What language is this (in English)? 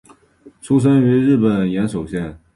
Chinese